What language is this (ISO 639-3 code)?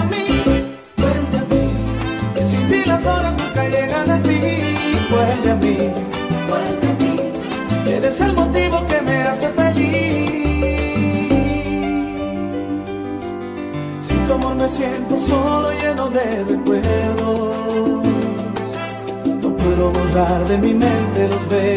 spa